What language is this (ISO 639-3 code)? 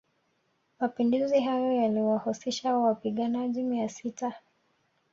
swa